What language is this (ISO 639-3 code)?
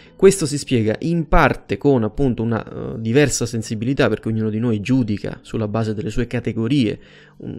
ita